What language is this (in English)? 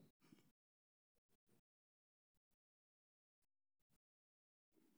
Somali